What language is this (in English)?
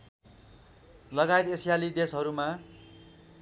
Nepali